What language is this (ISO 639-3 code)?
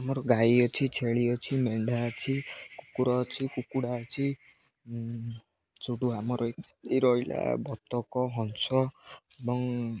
ori